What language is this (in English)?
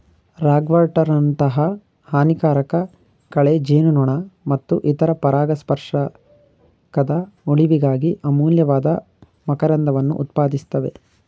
Kannada